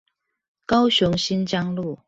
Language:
Chinese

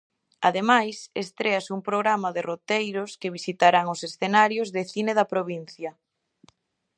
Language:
Galician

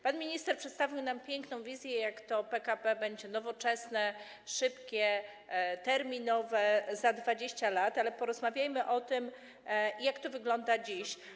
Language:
Polish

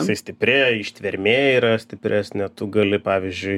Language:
Lithuanian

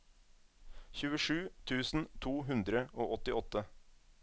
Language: Norwegian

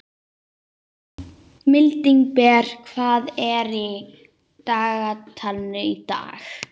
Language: Icelandic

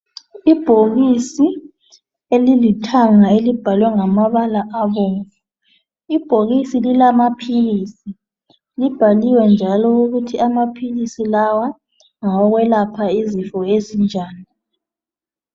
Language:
North Ndebele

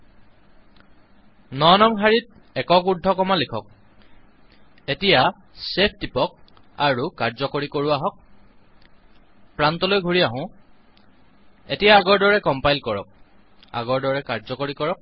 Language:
Assamese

